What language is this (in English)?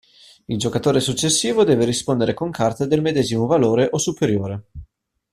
Italian